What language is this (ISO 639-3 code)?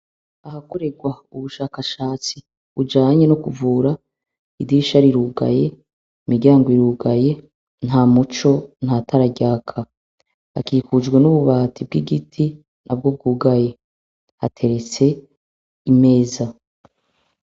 run